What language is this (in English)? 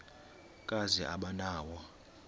Xhosa